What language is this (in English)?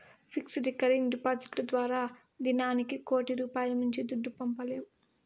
Telugu